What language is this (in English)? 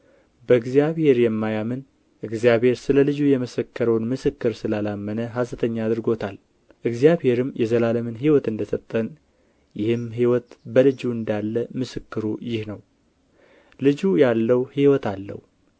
Amharic